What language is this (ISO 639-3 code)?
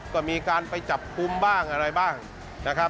tha